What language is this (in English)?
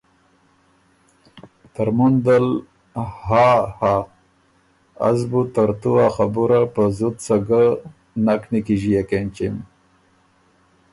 Ormuri